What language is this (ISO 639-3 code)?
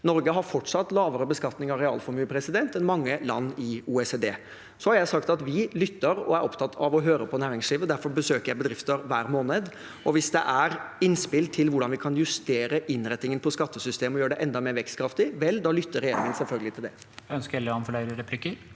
nor